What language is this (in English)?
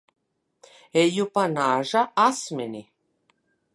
Latvian